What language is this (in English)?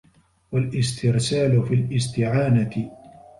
Arabic